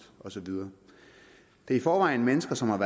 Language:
Danish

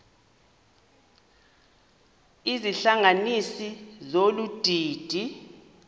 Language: Xhosa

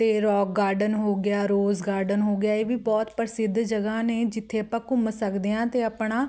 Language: Punjabi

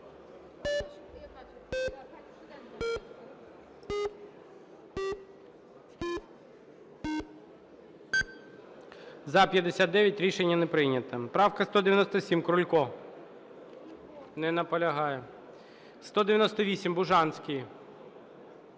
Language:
Ukrainian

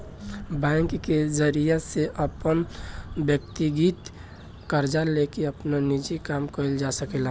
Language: Bhojpuri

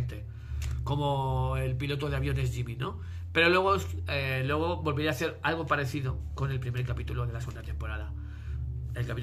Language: Spanish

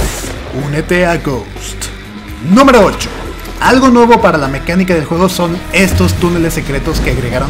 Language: Spanish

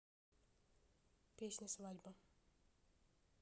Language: Russian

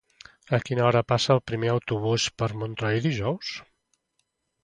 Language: Catalan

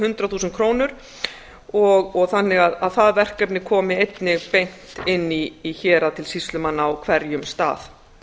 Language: Icelandic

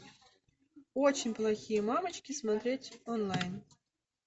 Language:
Russian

